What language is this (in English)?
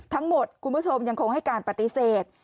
Thai